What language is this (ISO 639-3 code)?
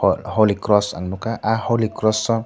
trp